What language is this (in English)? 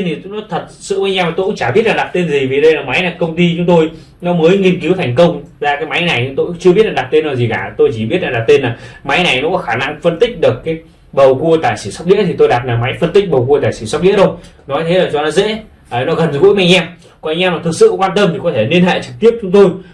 Vietnamese